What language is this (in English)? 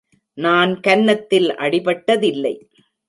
Tamil